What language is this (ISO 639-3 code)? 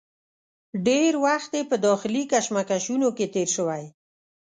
pus